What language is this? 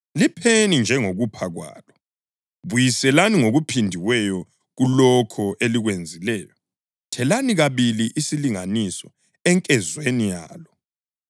North Ndebele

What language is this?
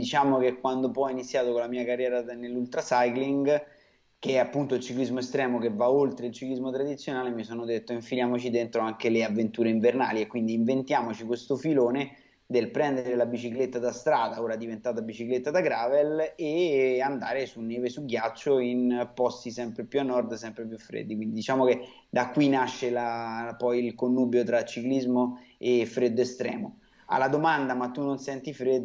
Italian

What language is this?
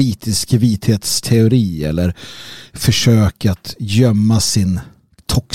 Swedish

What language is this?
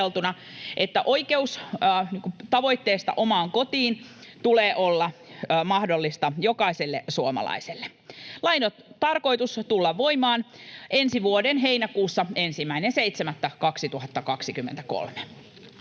Finnish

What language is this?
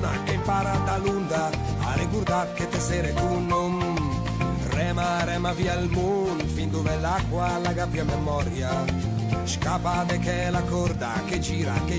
Italian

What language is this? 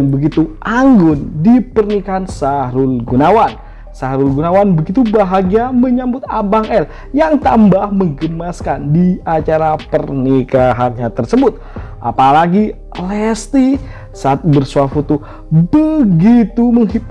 Indonesian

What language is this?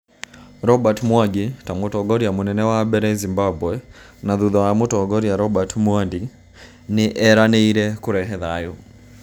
Kikuyu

